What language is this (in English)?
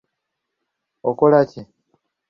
Ganda